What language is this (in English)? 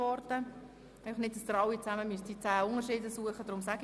Swiss German